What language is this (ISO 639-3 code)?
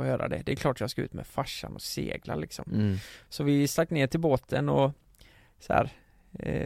swe